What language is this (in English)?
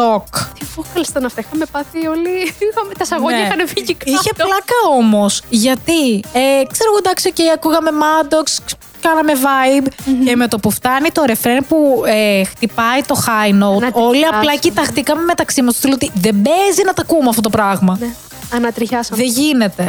Greek